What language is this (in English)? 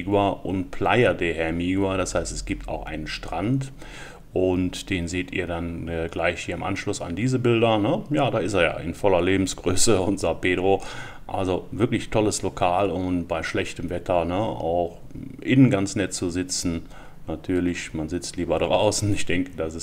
German